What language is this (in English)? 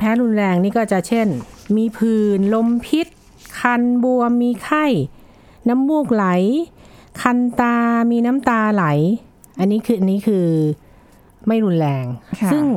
Thai